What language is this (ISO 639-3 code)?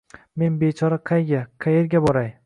uzb